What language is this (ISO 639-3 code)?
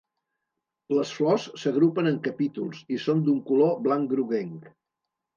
cat